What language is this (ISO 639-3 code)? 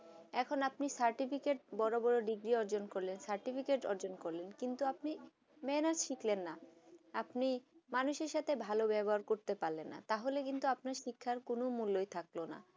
ben